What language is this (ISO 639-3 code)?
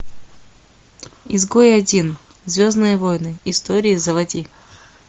rus